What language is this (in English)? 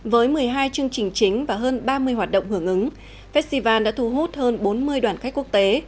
Vietnamese